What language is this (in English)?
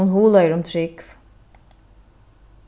Faroese